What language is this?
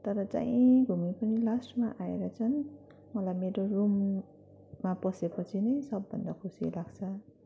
Nepali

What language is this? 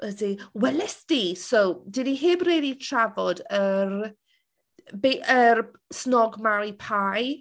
Welsh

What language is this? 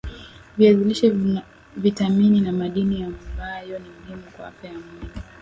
Swahili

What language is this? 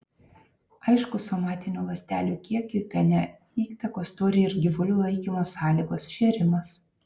Lithuanian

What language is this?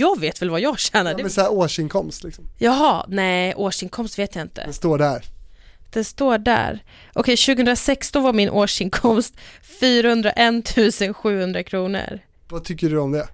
Swedish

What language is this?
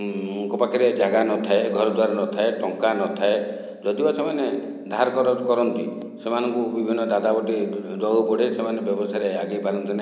Odia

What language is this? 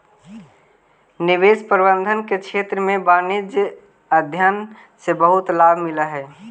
Magahi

